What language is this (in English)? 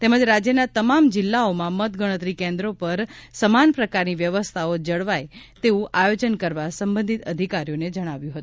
Gujarati